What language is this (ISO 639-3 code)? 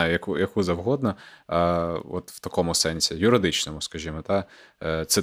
ukr